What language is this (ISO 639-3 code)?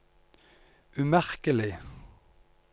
nor